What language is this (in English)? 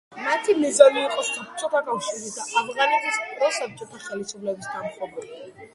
Georgian